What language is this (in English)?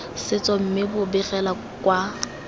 Tswana